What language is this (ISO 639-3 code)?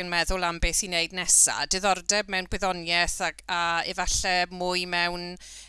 cym